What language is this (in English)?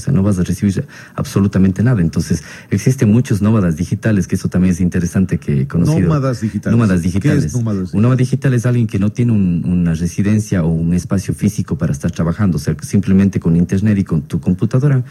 Spanish